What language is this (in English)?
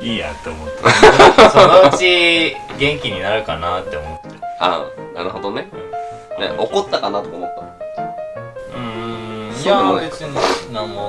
Japanese